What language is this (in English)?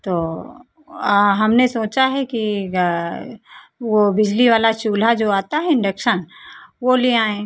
Hindi